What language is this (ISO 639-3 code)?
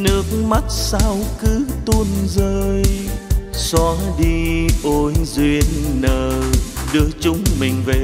vie